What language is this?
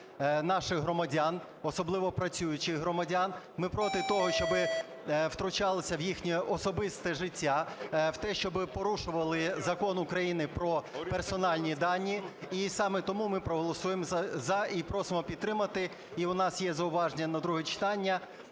Ukrainian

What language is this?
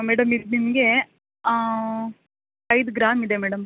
Kannada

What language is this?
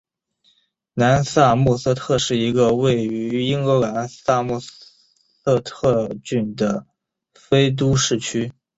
Chinese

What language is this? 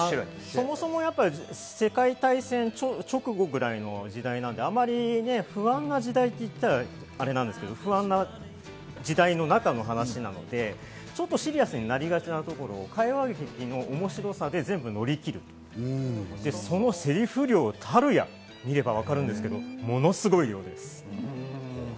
Japanese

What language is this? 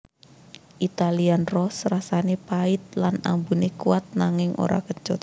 Javanese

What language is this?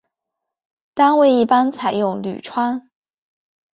Chinese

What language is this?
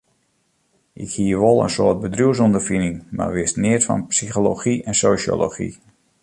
Western Frisian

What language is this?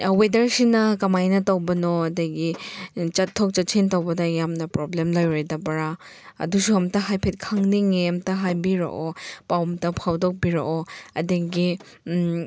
Manipuri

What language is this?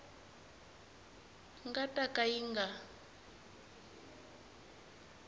Tsonga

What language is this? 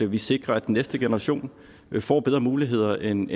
Danish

